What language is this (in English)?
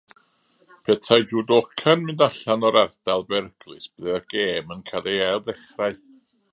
Welsh